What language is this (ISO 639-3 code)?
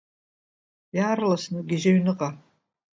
abk